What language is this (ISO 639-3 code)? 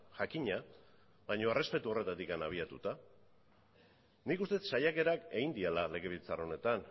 eus